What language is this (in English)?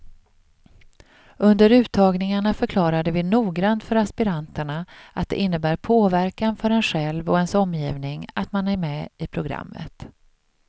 Swedish